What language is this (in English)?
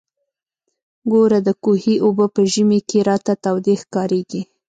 Pashto